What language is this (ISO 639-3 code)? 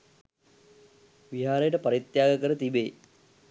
sin